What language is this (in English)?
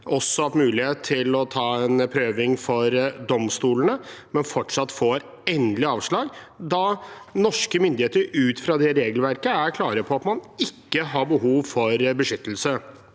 Norwegian